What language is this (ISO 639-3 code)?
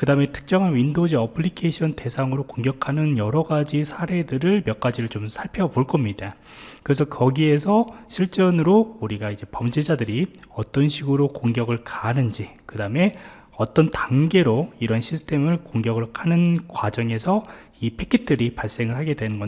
kor